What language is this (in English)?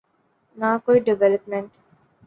Urdu